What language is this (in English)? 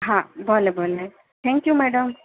Gujarati